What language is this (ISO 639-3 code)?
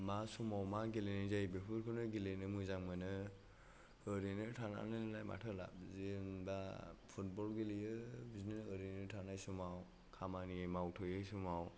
brx